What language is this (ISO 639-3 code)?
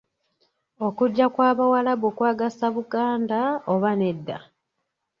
lug